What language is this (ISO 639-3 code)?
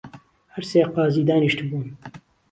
ckb